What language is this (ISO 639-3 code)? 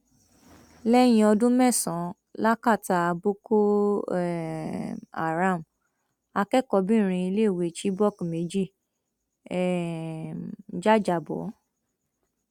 yor